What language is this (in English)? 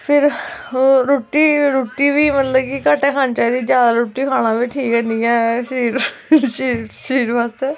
Dogri